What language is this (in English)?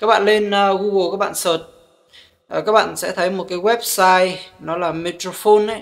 Vietnamese